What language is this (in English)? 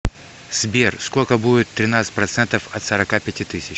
Russian